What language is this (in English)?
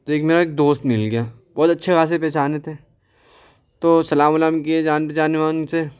Urdu